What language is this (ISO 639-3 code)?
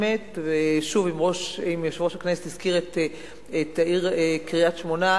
heb